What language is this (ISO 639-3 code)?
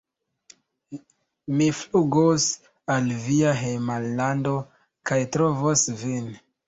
epo